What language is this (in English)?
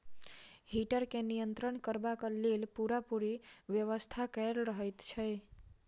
Maithili